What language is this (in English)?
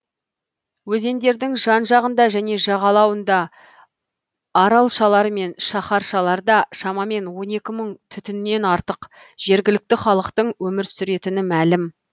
Kazakh